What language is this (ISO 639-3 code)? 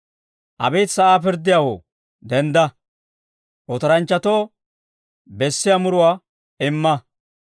dwr